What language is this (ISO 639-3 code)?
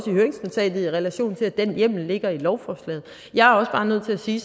dan